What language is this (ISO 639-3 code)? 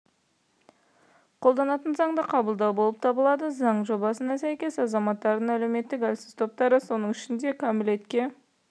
kaz